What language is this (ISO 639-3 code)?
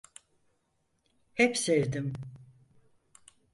tur